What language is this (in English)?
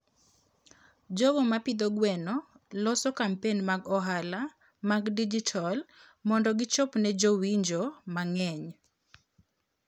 Luo (Kenya and Tanzania)